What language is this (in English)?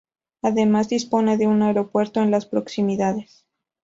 Spanish